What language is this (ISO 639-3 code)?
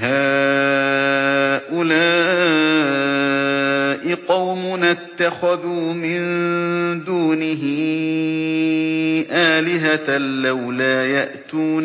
ara